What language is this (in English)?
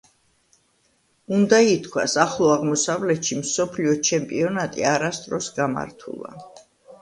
Georgian